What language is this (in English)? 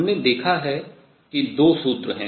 Hindi